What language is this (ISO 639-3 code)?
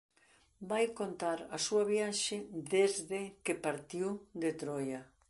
glg